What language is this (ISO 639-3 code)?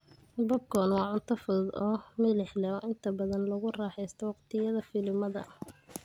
som